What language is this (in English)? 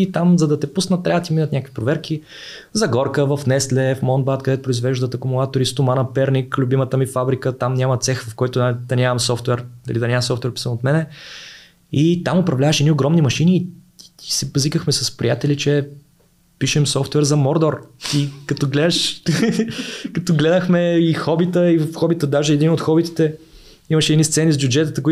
Bulgarian